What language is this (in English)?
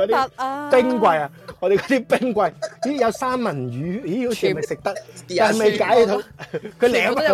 Chinese